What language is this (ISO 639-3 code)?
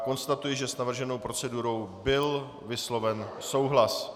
ces